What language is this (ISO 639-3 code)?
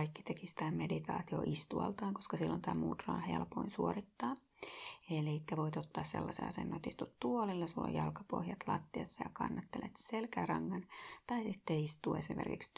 fin